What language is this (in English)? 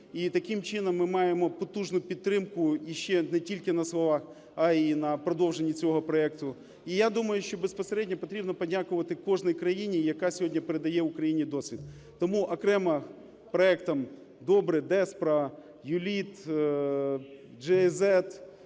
Ukrainian